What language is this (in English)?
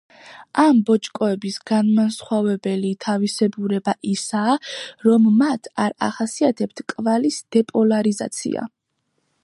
Georgian